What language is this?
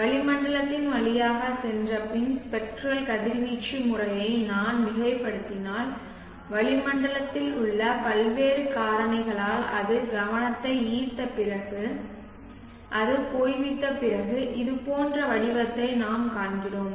Tamil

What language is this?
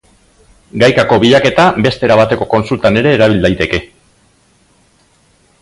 Basque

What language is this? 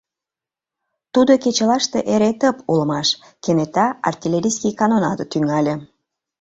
Mari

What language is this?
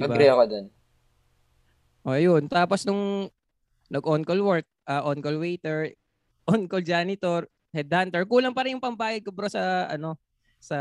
Filipino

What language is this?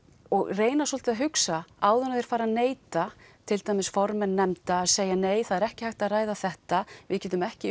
Icelandic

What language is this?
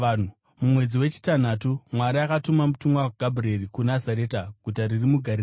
Shona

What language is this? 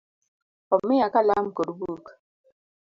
Luo (Kenya and Tanzania)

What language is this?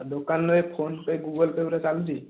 Odia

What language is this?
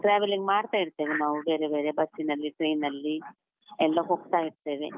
Kannada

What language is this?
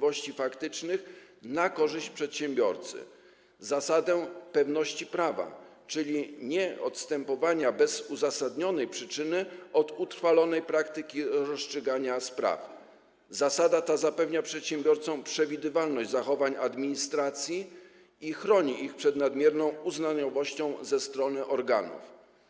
Polish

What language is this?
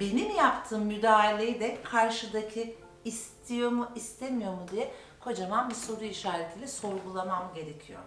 Turkish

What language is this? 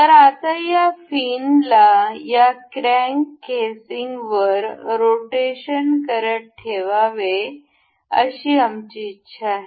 Marathi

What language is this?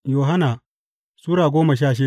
Hausa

